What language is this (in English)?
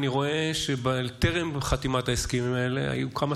Hebrew